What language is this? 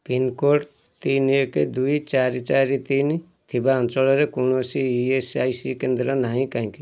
Odia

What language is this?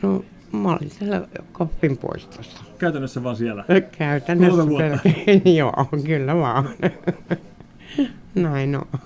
Finnish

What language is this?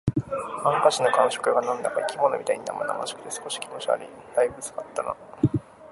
Japanese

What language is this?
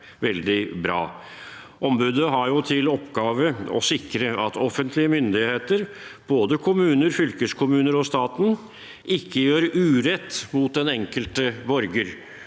Norwegian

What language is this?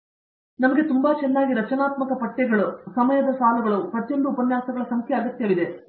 Kannada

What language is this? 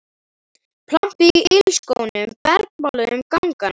Icelandic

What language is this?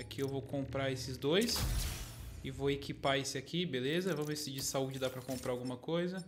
Portuguese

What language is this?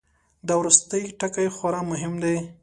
Pashto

